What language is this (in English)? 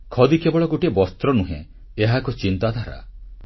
Odia